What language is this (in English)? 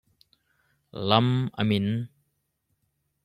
Hakha Chin